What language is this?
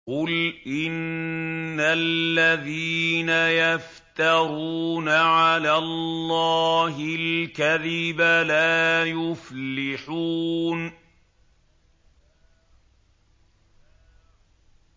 Arabic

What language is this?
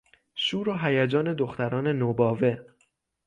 Persian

